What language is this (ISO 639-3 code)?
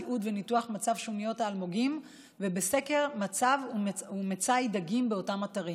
heb